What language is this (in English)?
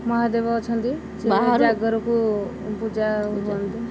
Odia